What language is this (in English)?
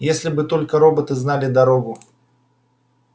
Russian